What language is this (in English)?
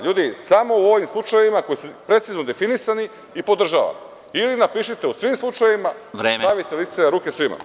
Serbian